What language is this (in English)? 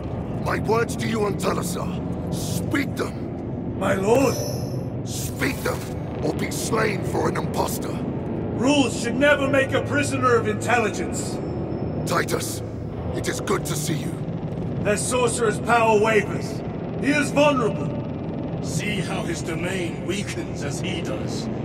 English